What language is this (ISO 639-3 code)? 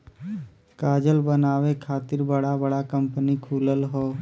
bho